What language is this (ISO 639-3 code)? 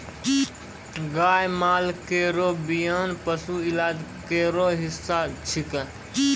mai